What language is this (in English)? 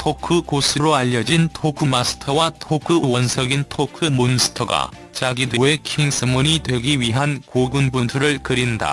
Korean